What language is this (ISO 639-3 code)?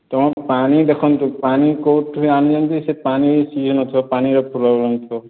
ori